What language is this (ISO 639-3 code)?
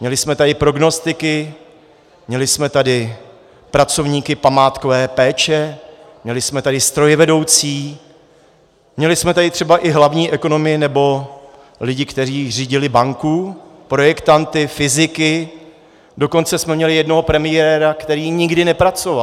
ces